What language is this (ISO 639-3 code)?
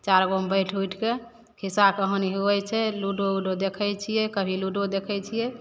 mai